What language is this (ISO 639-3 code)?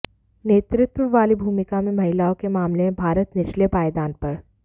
hin